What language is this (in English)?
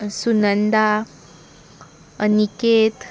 Konkani